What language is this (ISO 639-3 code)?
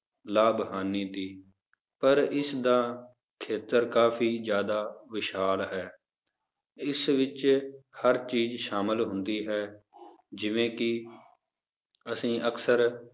pan